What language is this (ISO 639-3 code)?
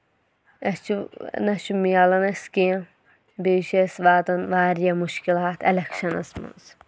kas